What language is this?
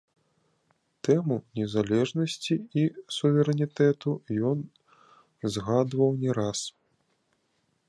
Belarusian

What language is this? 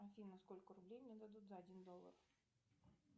Russian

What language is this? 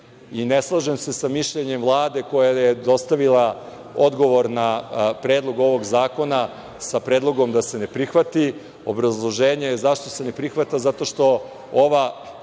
Serbian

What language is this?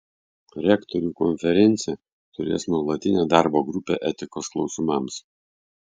Lithuanian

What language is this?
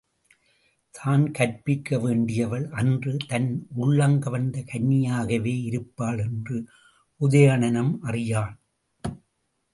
Tamil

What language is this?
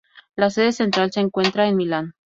Spanish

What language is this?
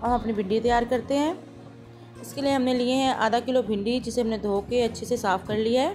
Hindi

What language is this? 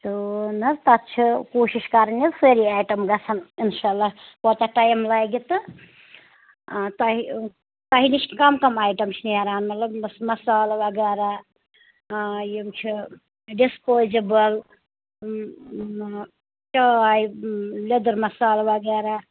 Kashmiri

